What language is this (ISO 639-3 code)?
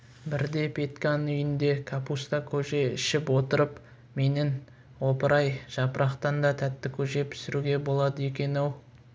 kaz